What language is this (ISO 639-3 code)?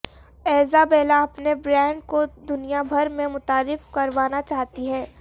urd